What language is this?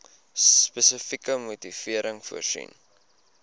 Afrikaans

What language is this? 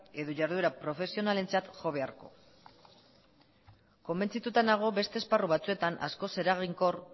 Basque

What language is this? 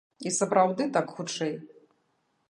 Belarusian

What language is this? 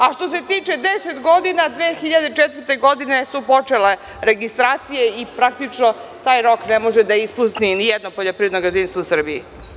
Serbian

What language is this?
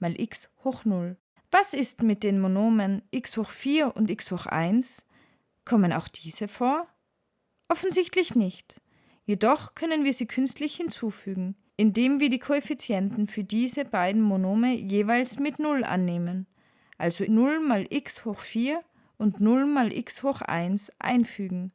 German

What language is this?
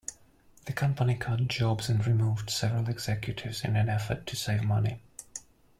English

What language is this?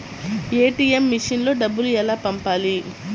Telugu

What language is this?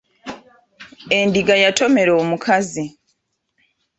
Ganda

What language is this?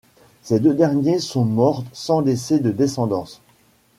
French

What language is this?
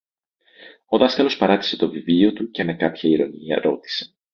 Greek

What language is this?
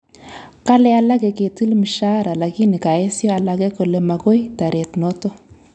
Kalenjin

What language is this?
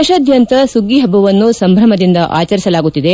Kannada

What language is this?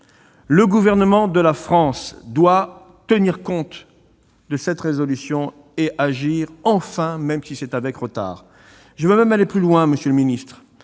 French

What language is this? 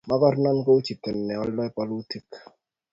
Kalenjin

